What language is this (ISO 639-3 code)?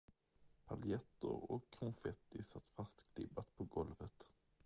swe